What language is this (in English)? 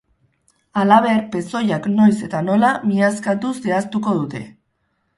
Basque